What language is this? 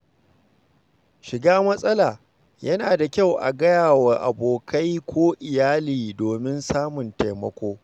Hausa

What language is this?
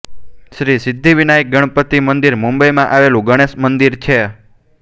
Gujarati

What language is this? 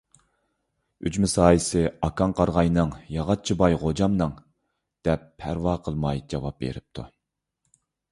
Uyghur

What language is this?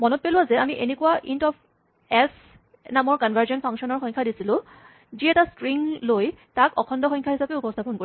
Assamese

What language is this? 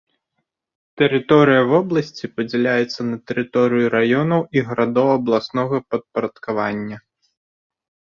Belarusian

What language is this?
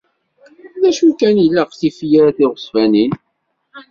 Kabyle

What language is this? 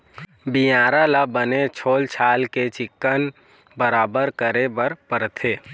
Chhattisgarhi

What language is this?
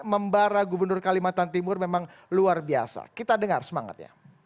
Indonesian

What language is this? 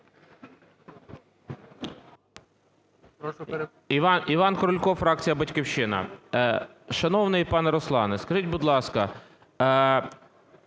Ukrainian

